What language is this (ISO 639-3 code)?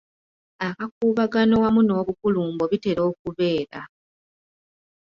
lug